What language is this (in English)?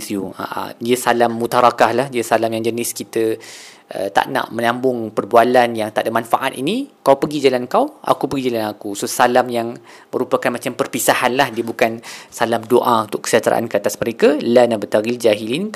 Malay